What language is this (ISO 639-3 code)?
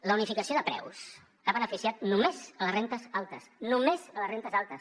cat